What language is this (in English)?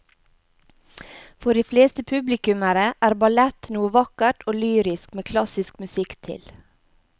Norwegian